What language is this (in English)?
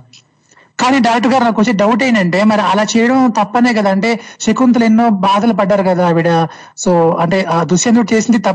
Telugu